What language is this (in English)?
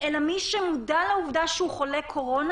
Hebrew